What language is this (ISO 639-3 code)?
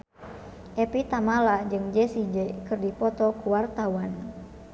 sun